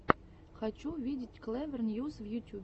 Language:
Russian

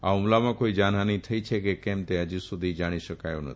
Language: Gujarati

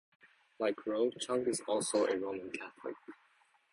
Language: English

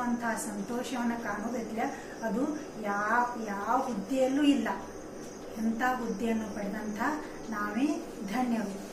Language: Hindi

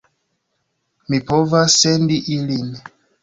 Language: Esperanto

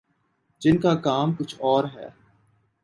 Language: Urdu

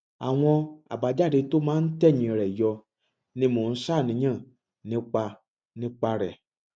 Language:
Yoruba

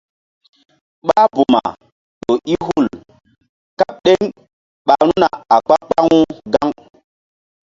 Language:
Mbum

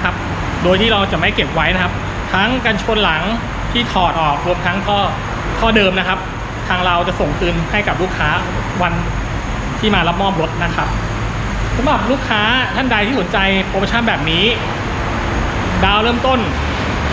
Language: Thai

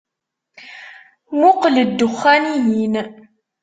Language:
Kabyle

